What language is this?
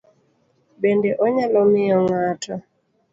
Luo (Kenya and Tanzania)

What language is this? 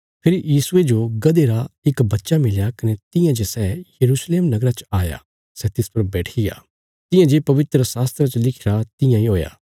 Bilaspuri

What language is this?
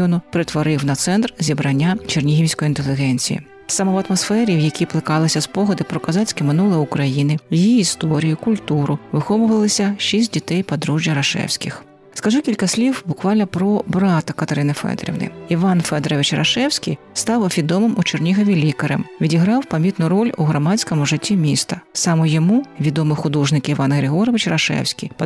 Ukrainian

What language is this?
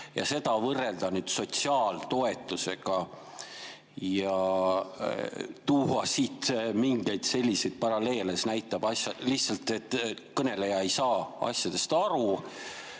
Estonian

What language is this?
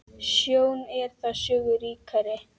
Icelandic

